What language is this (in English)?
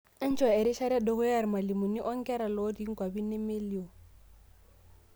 Masai